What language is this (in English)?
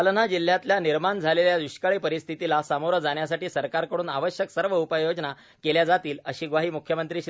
Marathi